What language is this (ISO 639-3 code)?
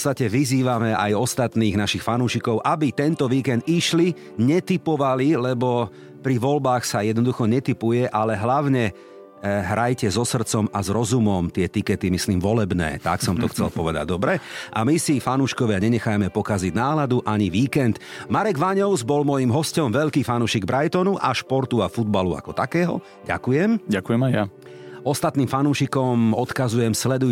slk